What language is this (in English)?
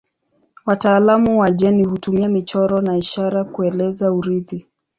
Swahili